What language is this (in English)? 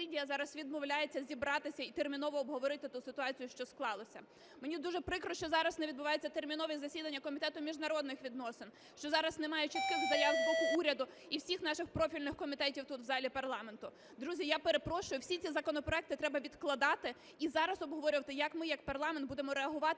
Ukrainian